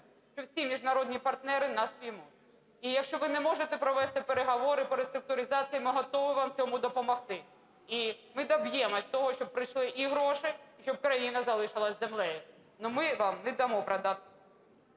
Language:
Ukrainian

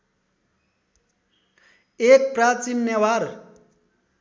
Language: Nepali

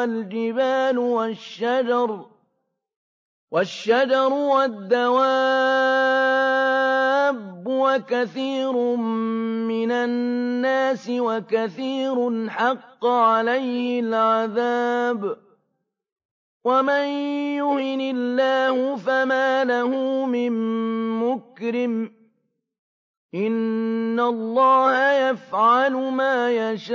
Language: Arabic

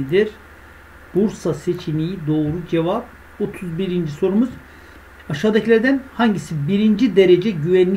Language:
Turkish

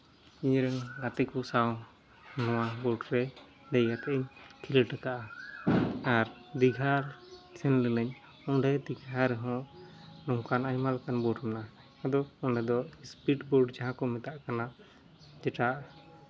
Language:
Santali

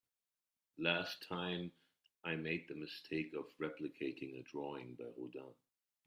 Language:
English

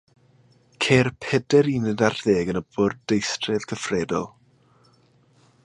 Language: Welsh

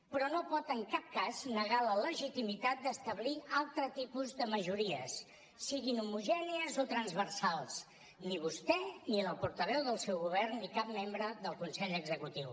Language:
Catalan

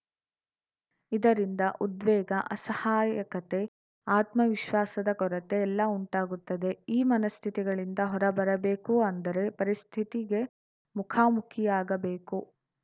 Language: Kannada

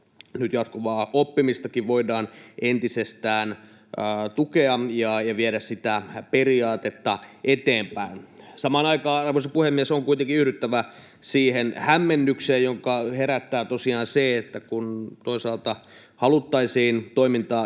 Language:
Finnish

